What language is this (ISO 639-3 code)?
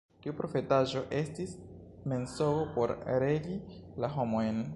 epo